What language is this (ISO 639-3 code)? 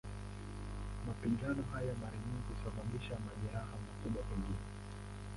swa